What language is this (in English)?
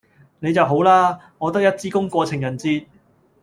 Cantonese